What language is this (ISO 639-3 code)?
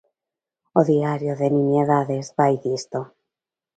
glg